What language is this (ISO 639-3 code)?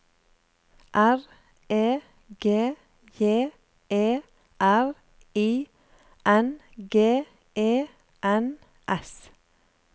nor